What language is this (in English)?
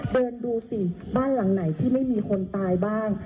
Thai